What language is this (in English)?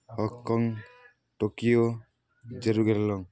Odia